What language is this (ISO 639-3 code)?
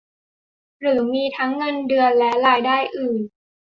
tha